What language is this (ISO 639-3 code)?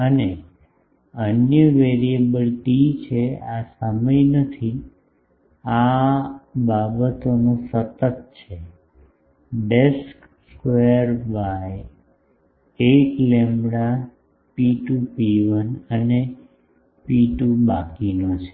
guj